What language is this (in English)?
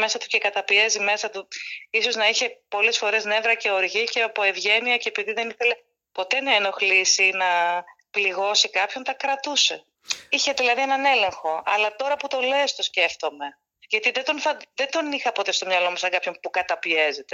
Greek